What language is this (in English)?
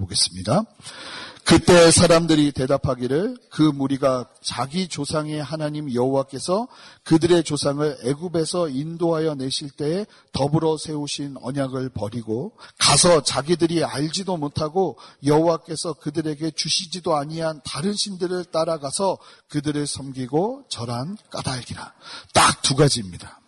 Korean